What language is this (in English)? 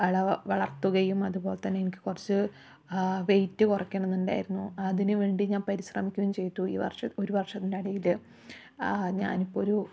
Malayalam